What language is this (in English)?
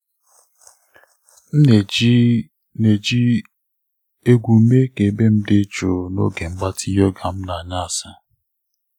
Igbo